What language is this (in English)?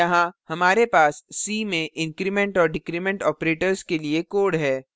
Hindi